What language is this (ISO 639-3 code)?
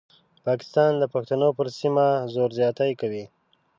pus